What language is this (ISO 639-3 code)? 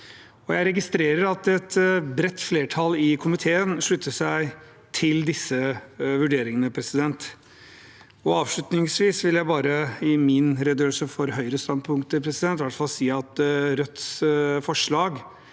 nor